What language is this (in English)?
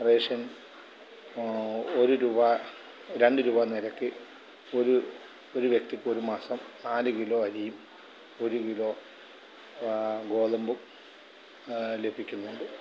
Malayalam